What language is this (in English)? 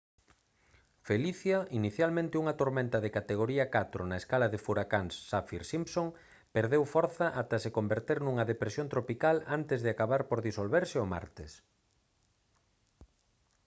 Galician